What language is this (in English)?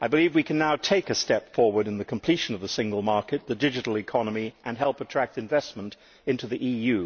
English